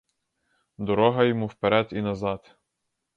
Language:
Ukrainian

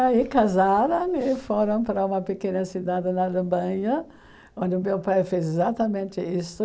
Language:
Portuguese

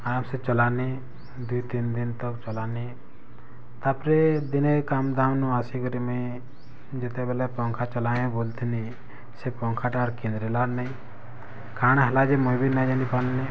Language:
Odia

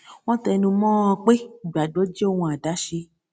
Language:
Yoruba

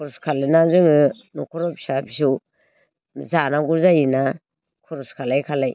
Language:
Bodo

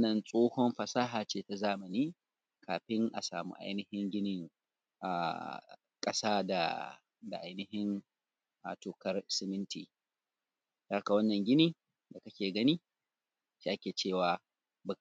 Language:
Hausa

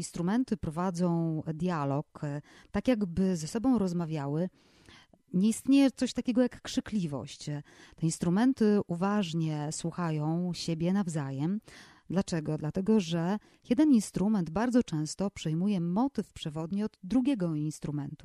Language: Polish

